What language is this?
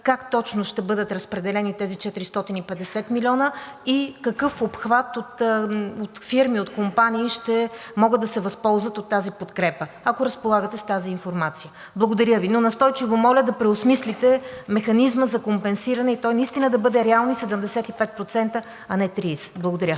Bulgarian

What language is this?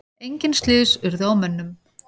Icelandic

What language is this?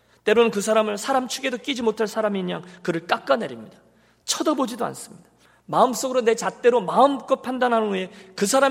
Korean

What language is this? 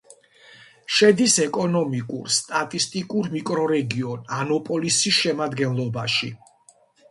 Georgian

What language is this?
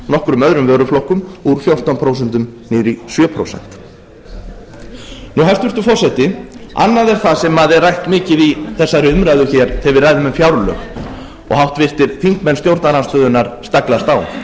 Icelandic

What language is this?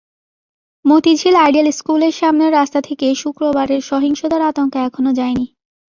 Bangla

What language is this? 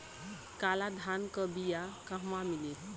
Bhojpuri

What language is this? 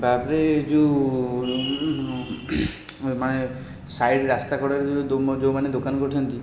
Odia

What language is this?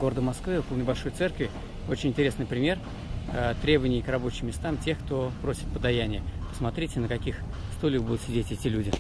Russian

